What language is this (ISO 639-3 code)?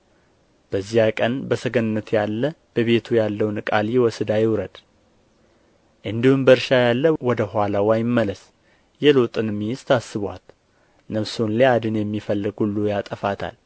amh